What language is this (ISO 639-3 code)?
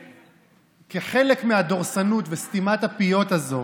heb